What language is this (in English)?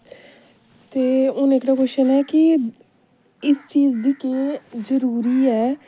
Dogri